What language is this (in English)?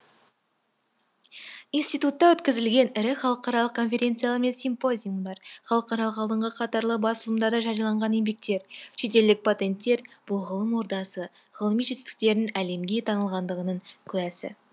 Kazakh